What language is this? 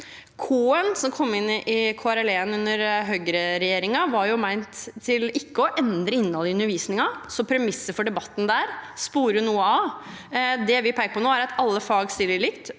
Norwegian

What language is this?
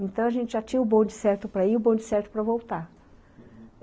Portuguese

